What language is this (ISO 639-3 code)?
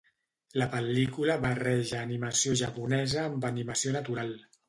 cat